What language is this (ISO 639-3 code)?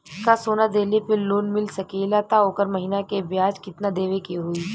bho